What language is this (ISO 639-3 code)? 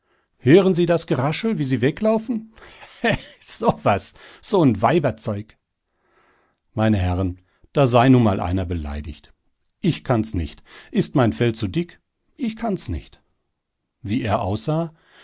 deu